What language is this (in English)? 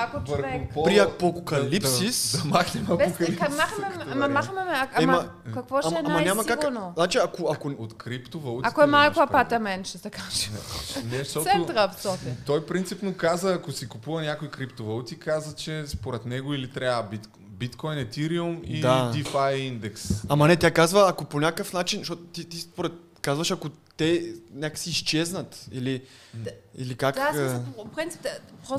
Bulgarian